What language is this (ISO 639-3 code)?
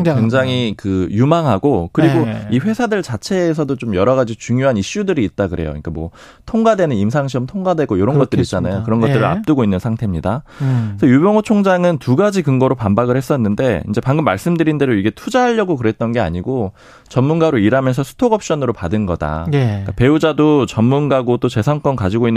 kor